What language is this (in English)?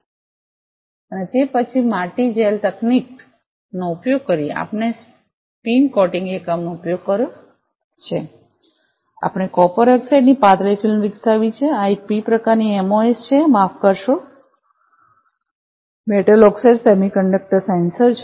Gujarati